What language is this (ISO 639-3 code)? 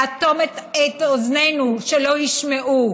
heb